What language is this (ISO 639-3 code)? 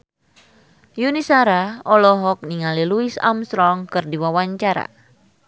sun